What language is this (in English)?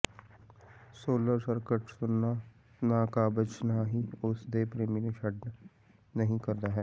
Punjabi